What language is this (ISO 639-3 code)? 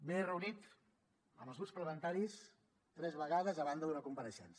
cat